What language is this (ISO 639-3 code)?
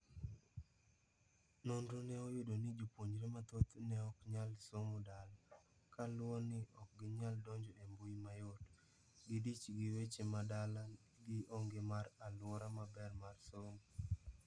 luo